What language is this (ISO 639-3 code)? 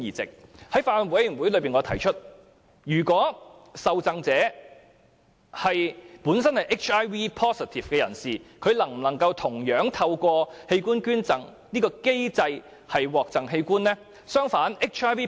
yue